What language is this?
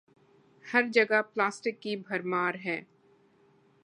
Urdu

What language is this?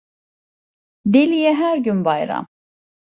Turkish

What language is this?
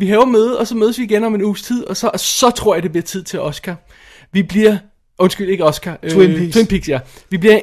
Danish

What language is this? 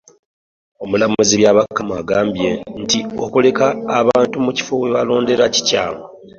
Ganda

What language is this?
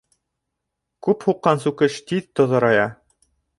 Bashkir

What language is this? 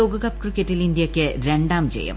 Malayalam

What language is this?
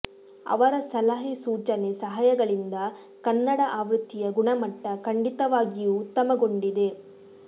Kannada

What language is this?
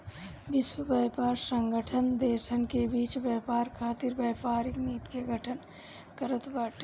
Bhojpuri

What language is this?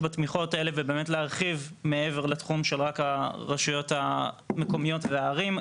Hebrew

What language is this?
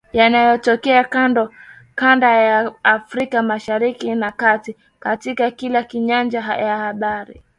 Swahili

